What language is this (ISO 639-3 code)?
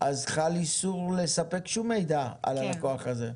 heb